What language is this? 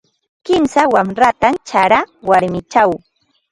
Ambo-Pasco Quechua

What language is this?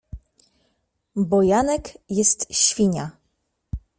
Polish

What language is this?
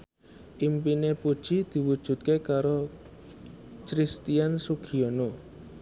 Javanese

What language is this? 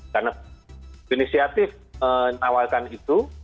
Indonesian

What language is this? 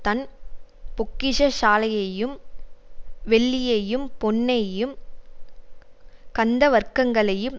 Tamil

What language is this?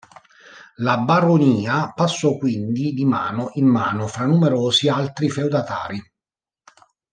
Italian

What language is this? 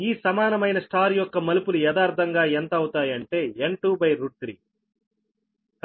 Telugu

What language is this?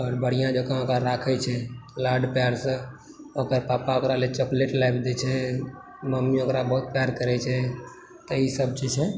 Maithili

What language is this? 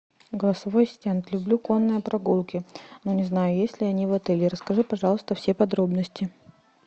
Russian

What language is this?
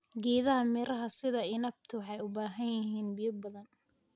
Somali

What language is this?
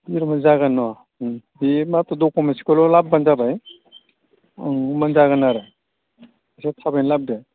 Bodo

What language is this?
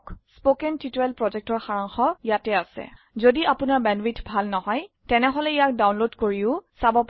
Assamese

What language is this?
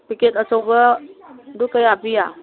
Manipuri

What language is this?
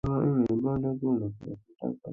Bangla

